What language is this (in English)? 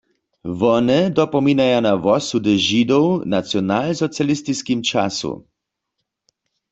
Upper Sorbian